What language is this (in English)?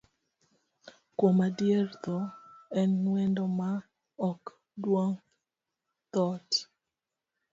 Luo (Kenya and Tanzania)